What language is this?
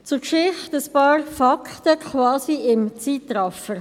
Swiss German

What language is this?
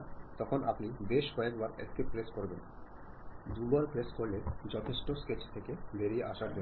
Malayalam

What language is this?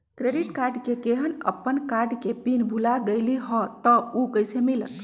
Magahi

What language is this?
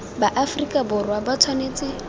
Tswana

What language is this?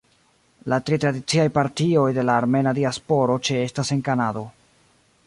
Esperanto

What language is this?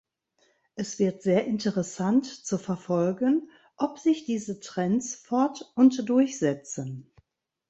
German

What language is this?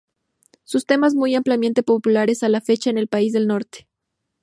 Spanish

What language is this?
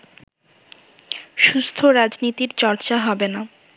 Bangla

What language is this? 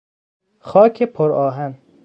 Persian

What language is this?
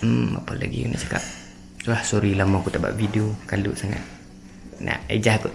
Malay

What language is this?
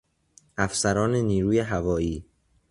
Persian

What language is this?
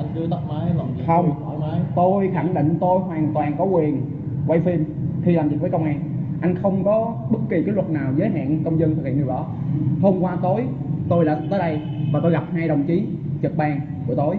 Vietnamese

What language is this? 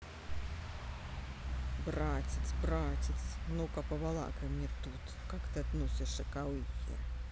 Russian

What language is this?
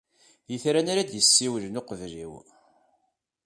Kabyle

